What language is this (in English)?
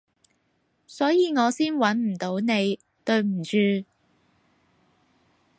Cantonese